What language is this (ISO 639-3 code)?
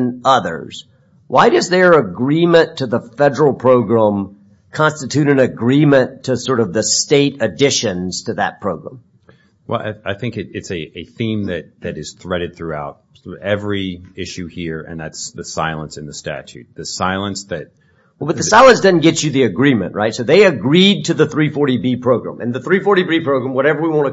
eng